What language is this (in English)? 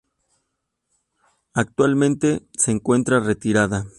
Spanish